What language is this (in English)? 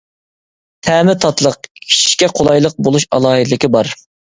Uyghur